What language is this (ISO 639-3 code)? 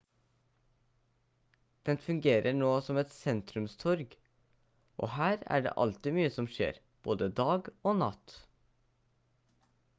nob